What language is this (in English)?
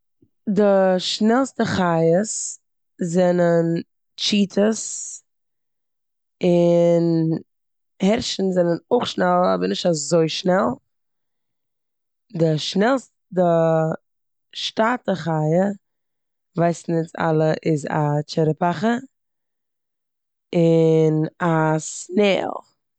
Yiddish